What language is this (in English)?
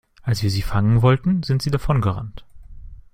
German